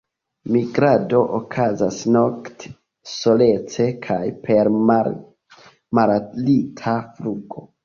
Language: Esperanto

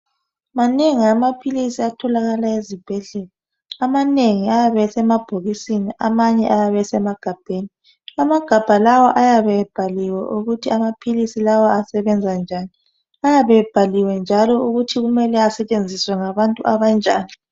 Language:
North Ndebele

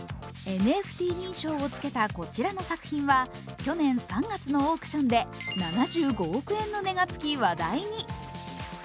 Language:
Japanese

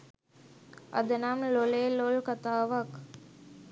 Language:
Sinhala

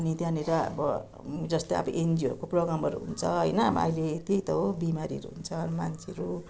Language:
Nepali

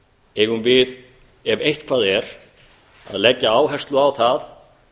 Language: Icelandic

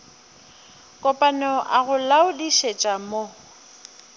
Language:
Northern Sotho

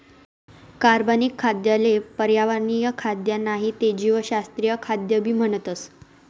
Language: Marathi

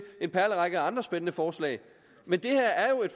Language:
Danish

